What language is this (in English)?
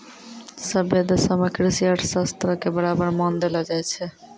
Maithili